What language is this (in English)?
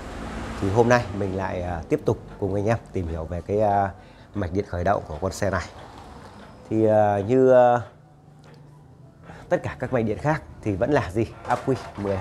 Vietnamese